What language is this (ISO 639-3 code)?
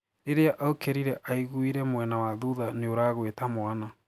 kik